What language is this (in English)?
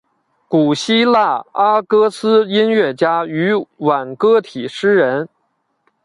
Chinese